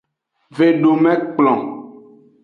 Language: Aja (Benin)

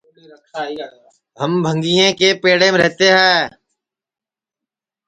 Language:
Sansi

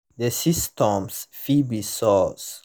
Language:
Nigerian Pidgin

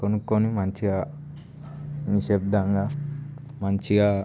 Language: Telugu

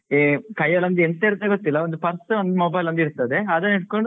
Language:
Kannada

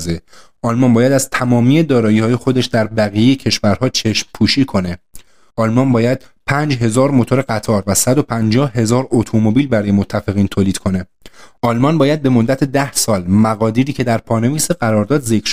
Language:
Persian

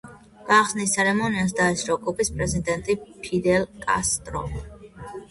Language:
Georgian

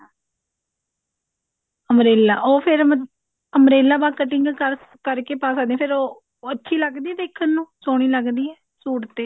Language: Punjabi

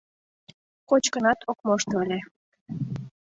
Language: Mari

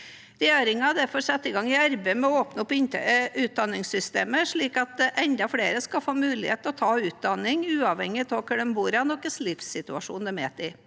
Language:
Norwegian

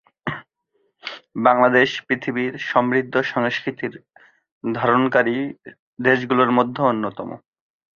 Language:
Bangla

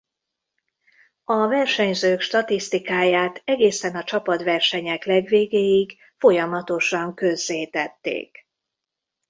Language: Hungarian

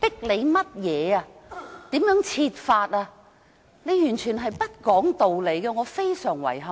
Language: Cantonese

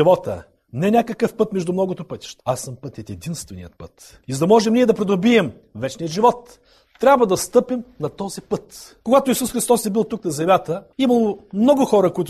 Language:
Bulgarian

